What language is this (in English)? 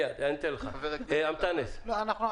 Hebrew